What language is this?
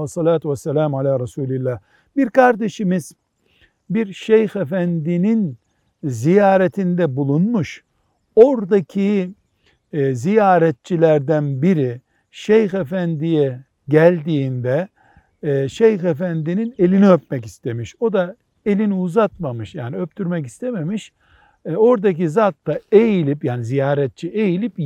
Turkish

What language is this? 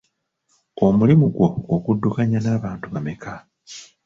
Ganda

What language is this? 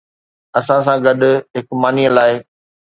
Sindhi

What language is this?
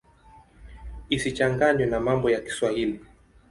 Swahili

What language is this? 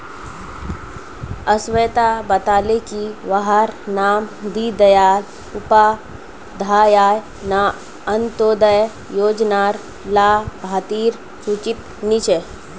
Magahi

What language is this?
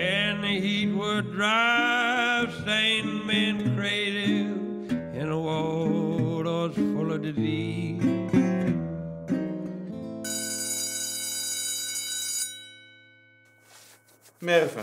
Dutch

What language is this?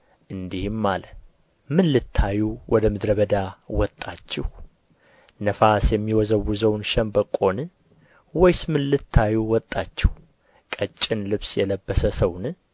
Amharic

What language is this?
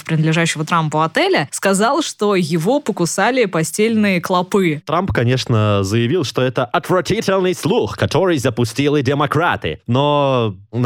Russian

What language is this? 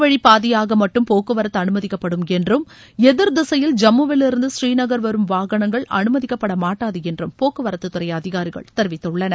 Tamil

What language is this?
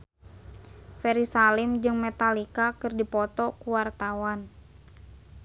Sundanese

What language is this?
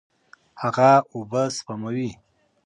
Pashto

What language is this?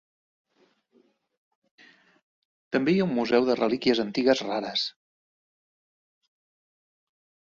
Catalan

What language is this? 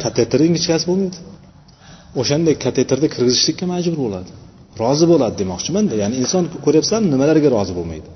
Bulgarian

